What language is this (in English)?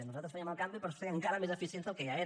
Catalan